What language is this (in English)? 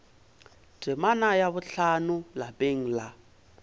Northern Sotho